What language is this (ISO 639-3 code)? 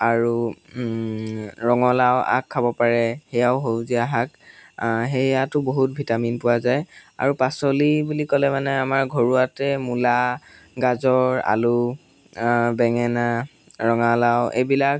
asm